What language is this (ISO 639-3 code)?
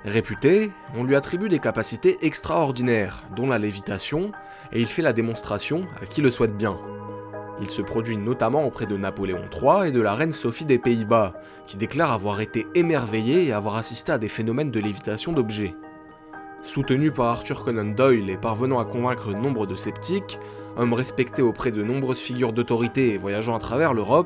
fra